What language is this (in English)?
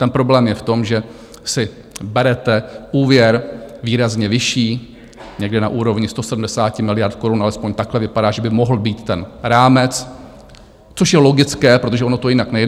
Czech